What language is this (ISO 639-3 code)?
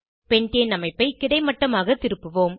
tam